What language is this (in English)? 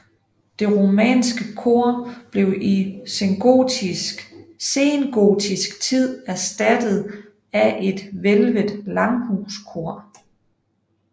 Danish